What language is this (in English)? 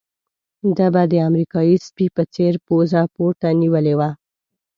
Pashto